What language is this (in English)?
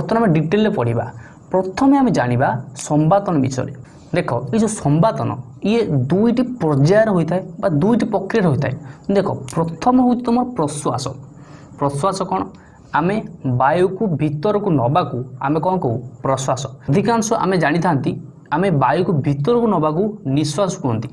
Korean